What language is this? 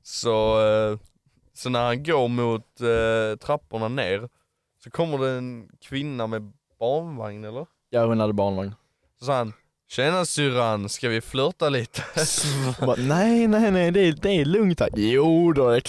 Swedish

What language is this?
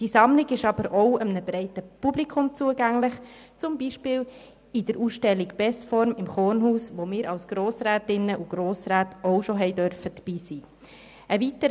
Swiss German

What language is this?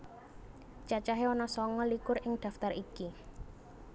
Javanese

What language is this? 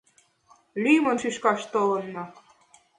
Mari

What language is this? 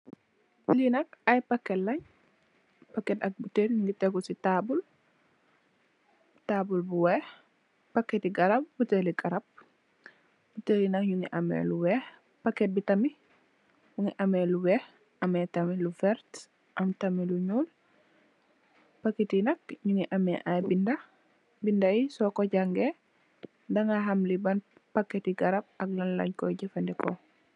Wolof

